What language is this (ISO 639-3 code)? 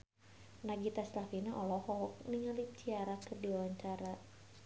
sun